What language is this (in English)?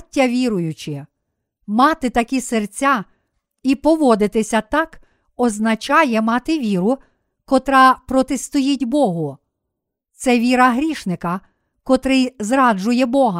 Ukrainian